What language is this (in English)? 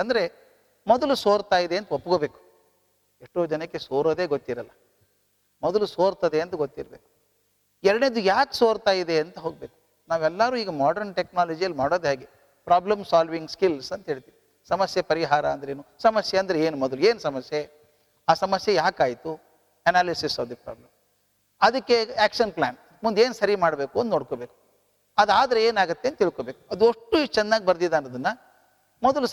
Kannada